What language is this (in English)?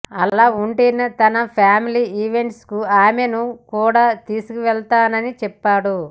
Telugu